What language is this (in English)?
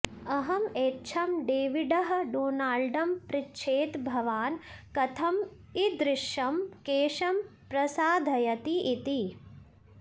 Sanskrit